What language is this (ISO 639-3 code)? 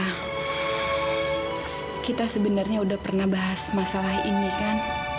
ind